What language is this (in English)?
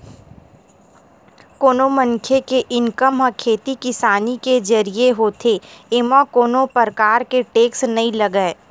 Chhattisgarhi